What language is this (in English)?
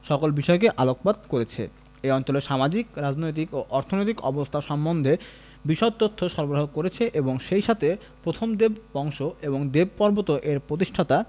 Bangla